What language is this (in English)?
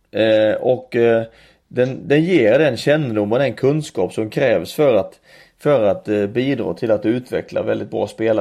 Swedish